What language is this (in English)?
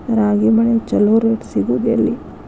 Kannada